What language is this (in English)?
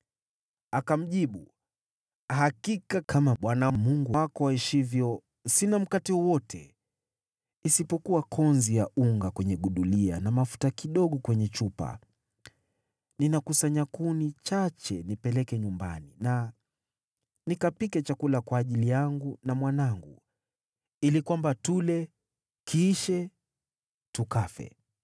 Swahili